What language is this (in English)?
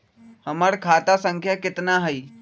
Magahi